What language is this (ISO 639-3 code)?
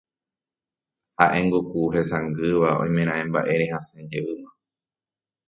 grn